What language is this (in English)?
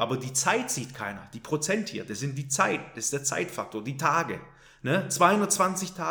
German